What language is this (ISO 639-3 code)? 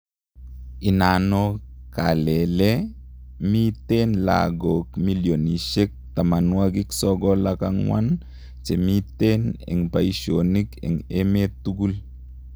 kln